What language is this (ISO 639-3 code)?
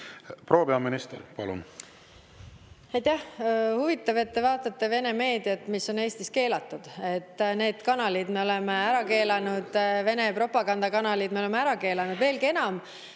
est